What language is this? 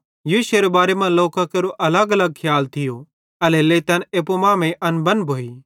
Bhadrawahi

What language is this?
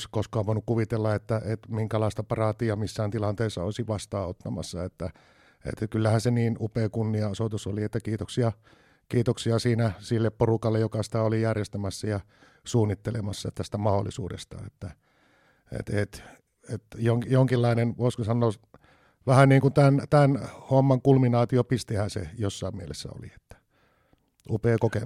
Finnish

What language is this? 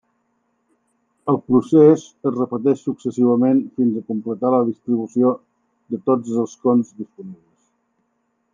Catalan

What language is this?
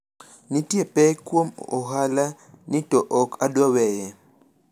Luo (Kenya and Tanzania)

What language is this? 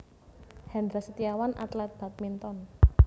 Javanese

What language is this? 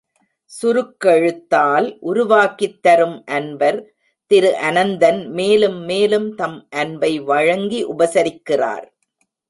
Tamil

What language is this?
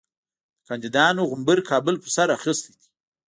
Pashto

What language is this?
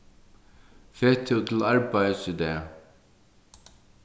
Faroese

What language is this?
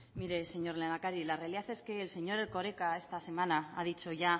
Spanish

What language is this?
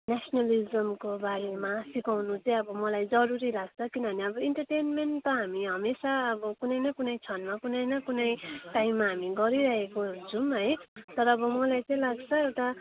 Nepali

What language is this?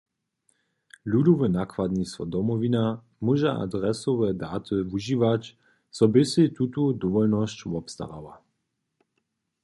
Upper Sorbian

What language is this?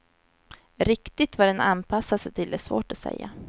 Swedish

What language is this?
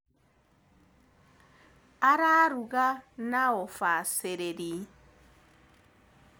Kikuyu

